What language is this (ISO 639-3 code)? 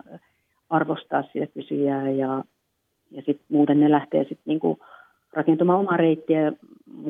fin